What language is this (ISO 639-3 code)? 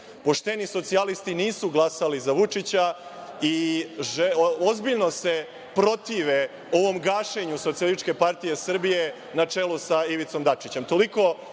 srp